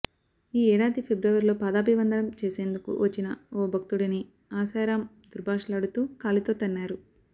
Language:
Telugu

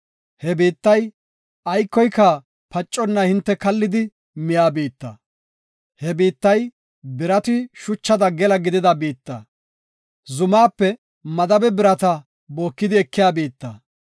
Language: Gofa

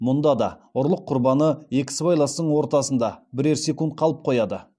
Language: Kazakh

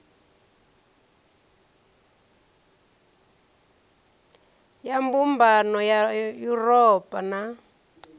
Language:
Venda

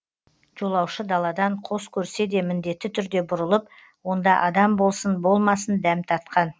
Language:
Kazakh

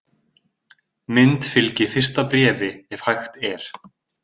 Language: Icelandic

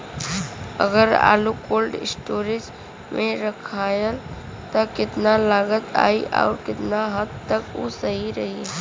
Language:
Bhojpuri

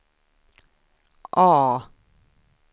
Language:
Swedish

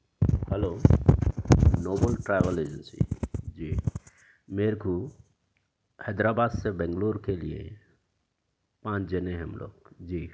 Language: Urdu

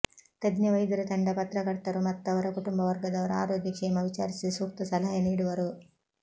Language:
Kannada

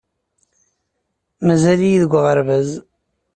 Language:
Kabyle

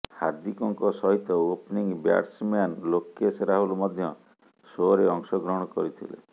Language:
Odia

